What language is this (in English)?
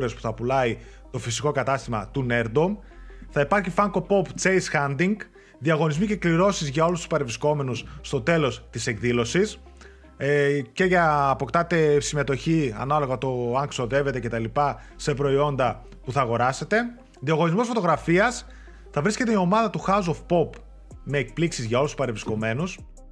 Greek